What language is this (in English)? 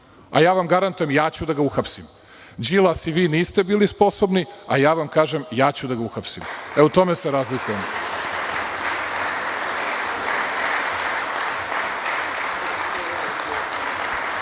Serbian